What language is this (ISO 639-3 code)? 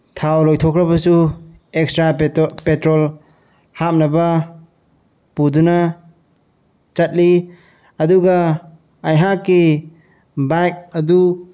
mni